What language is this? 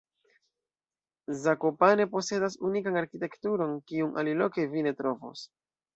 Esperanto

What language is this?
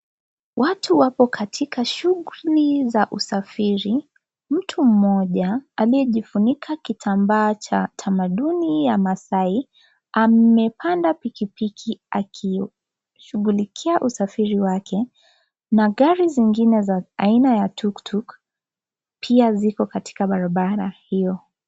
Swahili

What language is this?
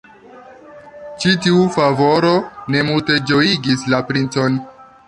Esperanto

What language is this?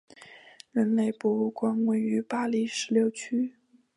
Chinese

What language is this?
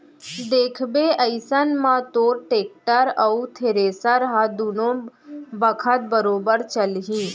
Chhattisgarhi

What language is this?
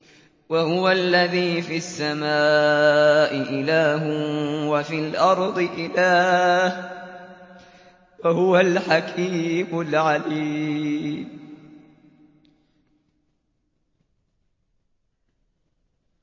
Arabic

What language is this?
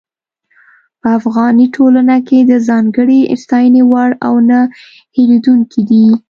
Pashto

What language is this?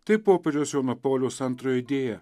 Lithuanian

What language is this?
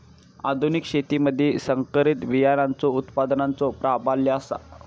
Marathi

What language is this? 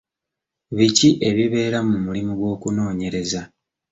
Ganda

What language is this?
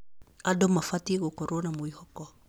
Kikuyu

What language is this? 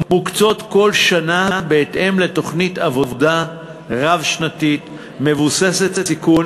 Hebrew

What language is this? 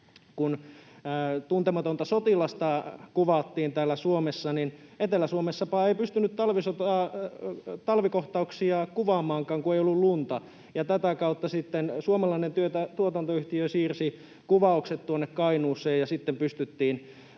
Finnish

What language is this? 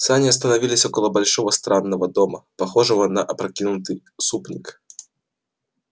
Russian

